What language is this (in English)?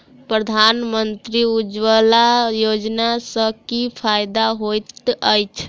Maithili